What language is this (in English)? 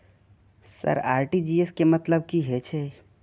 Maithili